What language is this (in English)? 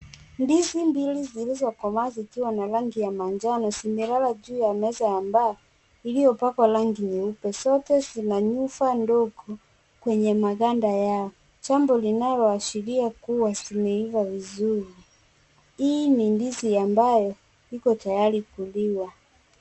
Swahili